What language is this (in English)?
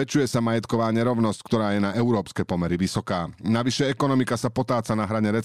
Slovak